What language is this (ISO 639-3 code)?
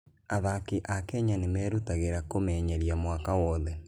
kik